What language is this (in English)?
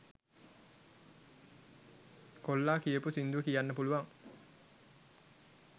Sinhala